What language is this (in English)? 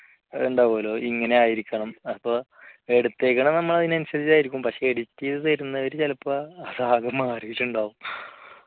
Malayalam